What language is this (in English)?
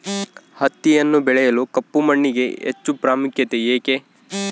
Kannada